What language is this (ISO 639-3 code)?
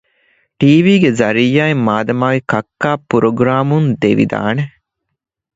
div